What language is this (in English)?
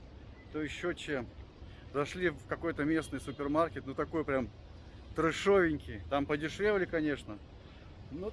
Russian